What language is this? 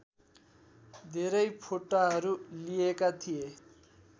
Nepali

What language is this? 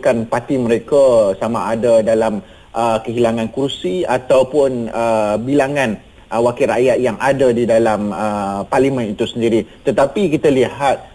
Malay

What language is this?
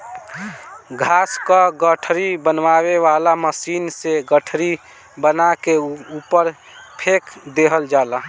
Bhojpuri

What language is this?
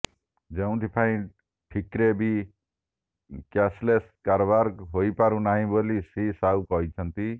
Odia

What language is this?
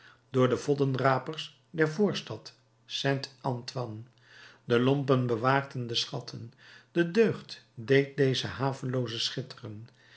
Dutch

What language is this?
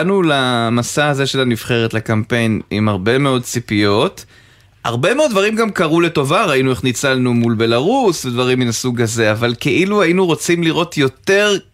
Hebrew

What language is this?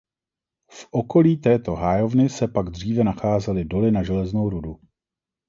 Czech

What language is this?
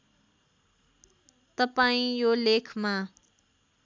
Nepali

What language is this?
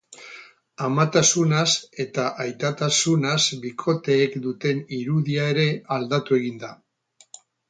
Basque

